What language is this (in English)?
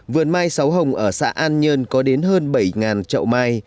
Vietnamese